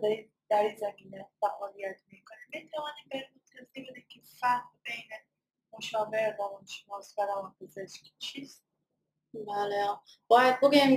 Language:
Persian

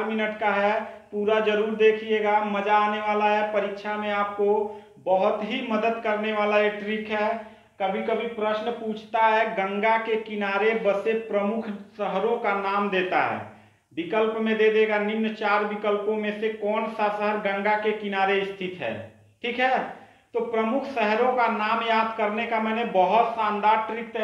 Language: Hindi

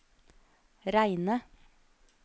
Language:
Norwegian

